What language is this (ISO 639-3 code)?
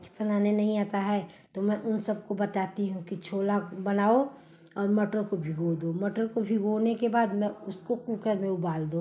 hin